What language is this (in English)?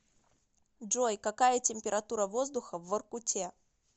Russian